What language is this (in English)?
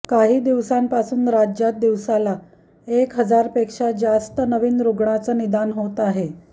Marathi